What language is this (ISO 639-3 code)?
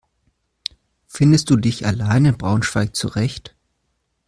deu